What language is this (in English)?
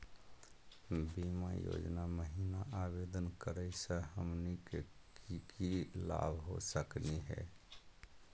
Magahi